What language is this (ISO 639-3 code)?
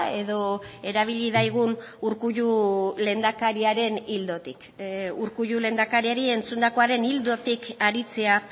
eus